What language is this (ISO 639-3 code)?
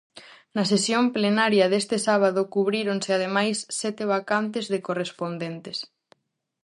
glg